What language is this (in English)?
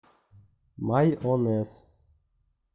Russian